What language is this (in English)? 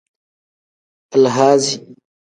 Tem